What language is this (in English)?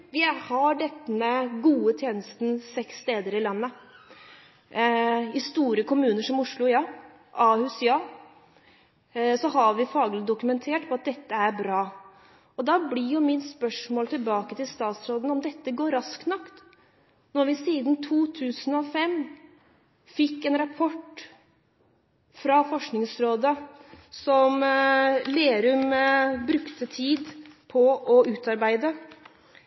Norwegian Bokmål